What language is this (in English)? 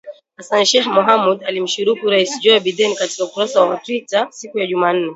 Swahili